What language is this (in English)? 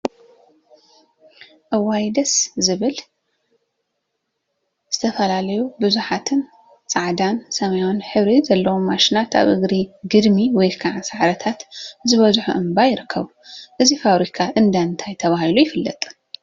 Tigrinya